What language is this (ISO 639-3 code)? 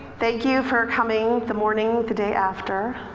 eng